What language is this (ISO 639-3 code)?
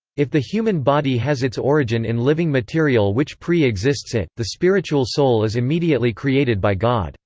eng